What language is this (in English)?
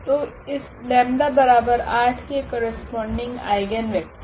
Hindi